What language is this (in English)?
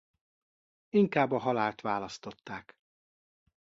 Hungarian